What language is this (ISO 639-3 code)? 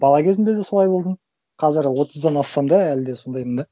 kaz